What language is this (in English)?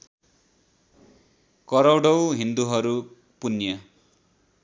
Nepali